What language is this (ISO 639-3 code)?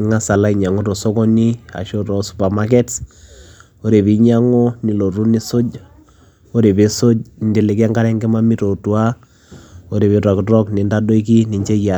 mas